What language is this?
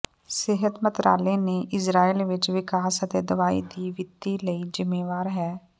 Punjabi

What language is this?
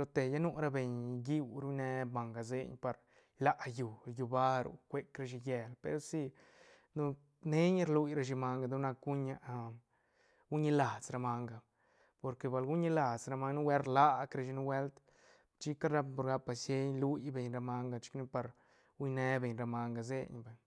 Santa Catarina Albarradas Zapotec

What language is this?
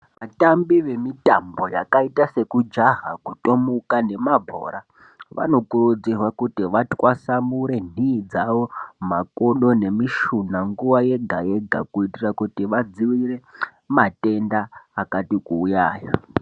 Ndau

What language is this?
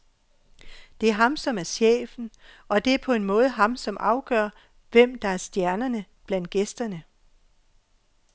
Danish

